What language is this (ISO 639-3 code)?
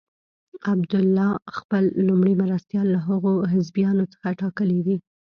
pus